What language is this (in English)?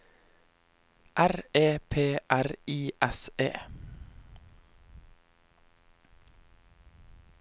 Norwegian